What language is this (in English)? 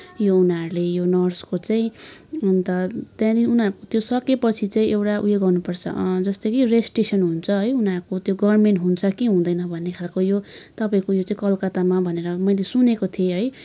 Nepali